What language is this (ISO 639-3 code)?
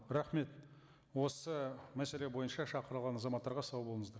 kaz